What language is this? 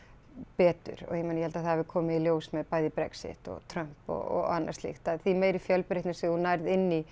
Icelandic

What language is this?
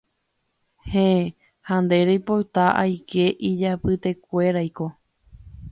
Guarani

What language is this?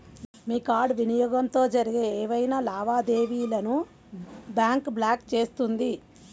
Telugu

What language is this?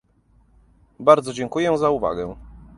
Polish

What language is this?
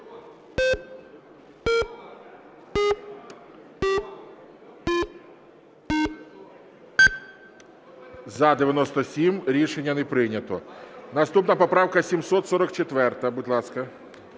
Ukrainian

